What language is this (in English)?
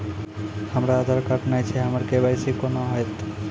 Maithili